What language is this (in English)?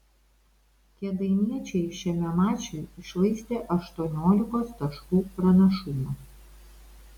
Lithuanian